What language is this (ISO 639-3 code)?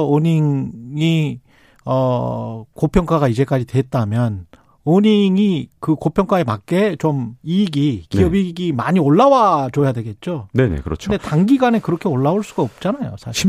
kor